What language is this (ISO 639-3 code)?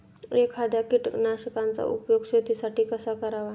mar